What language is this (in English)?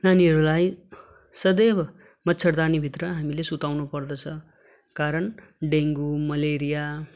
Nepali